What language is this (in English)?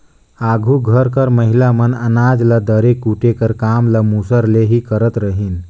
Chhattisgarhi